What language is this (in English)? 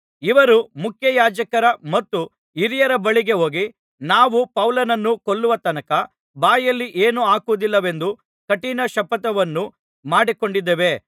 Kannada